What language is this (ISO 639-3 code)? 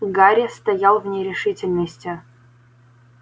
rus